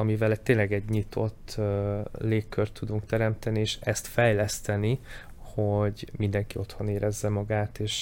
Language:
Hungarian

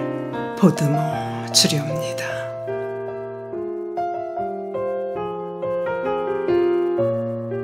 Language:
Korean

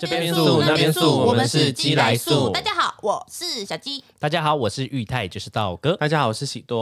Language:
Chinese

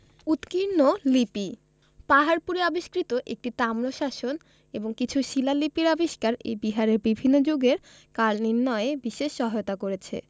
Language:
Bangla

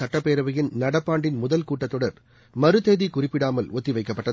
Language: Tamil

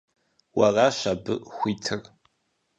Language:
Kabardian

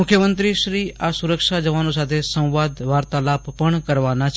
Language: Gujarati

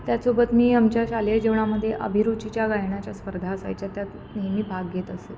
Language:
Marathi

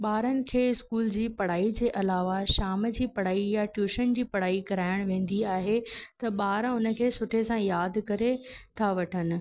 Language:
Sindhi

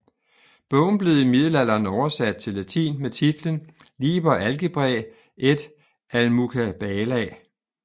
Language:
Danish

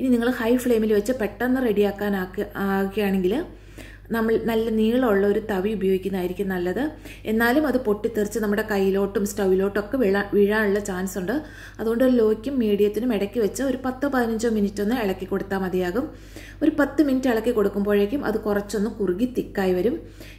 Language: Malayalam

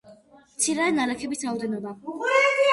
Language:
Georgian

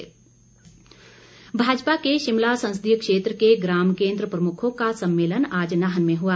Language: Hindi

